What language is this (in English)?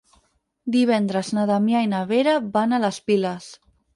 Catalan